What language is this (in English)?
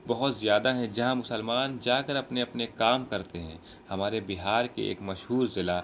Urdu